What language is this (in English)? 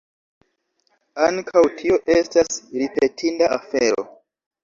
Esperanto